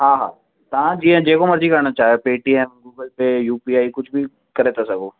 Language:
Sindhi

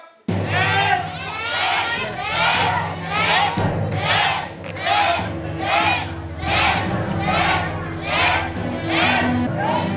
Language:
Thai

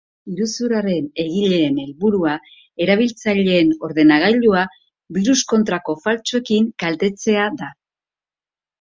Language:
Basque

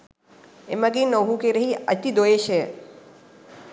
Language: Sinhala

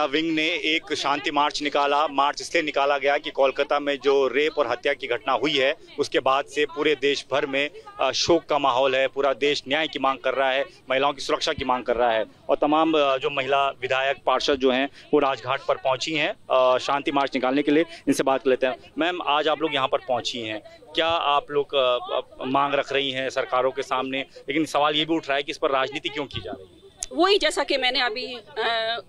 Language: Hindi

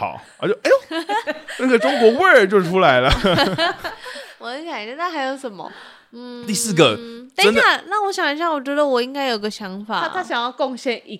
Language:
Chinese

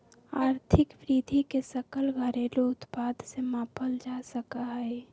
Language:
Magahi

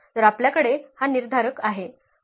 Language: Marathi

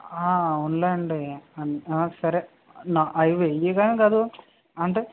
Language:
Telugu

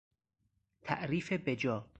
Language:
Persian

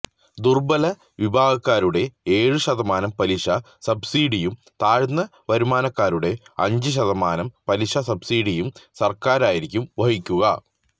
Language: Malayalam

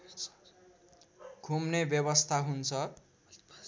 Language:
Nepali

